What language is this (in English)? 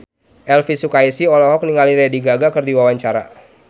Sundanese